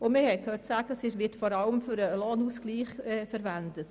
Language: Swiss German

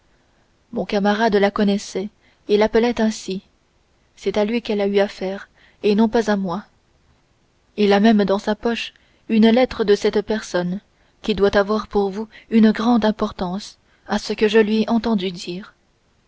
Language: French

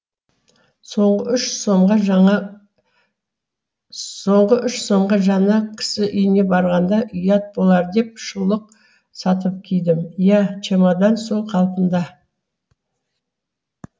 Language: Kazakh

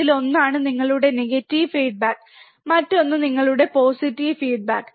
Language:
Malayalam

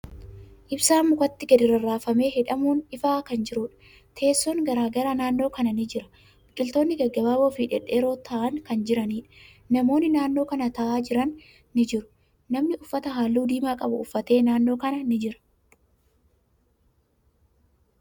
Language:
Oromo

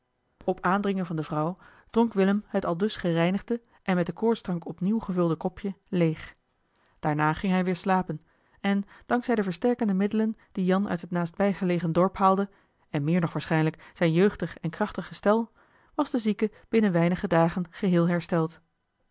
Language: Dutch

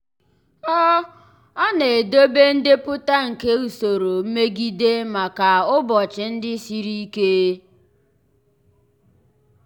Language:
Igbo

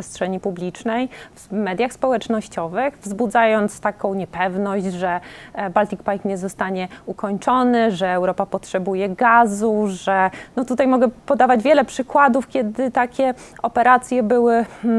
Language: Polish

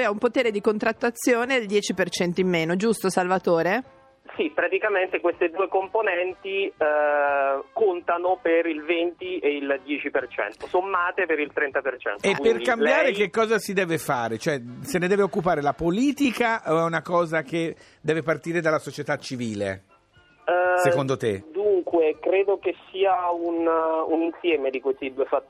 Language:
Italian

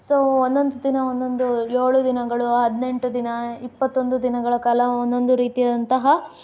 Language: Kannada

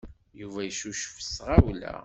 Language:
Kabyle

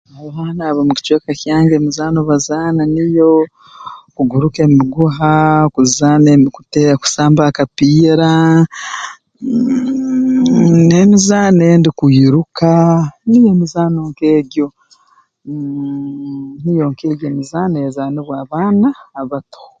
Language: Tooro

